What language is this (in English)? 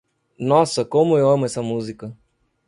Portuguese